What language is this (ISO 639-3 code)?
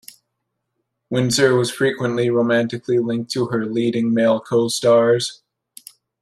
eng